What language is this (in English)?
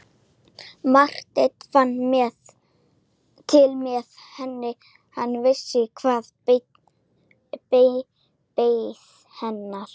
Icelandic